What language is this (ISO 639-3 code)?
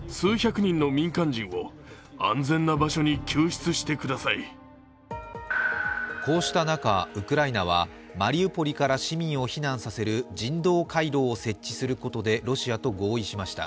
jpn